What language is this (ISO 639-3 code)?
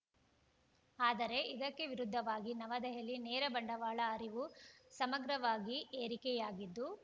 kan